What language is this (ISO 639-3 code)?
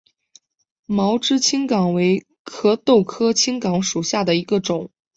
zho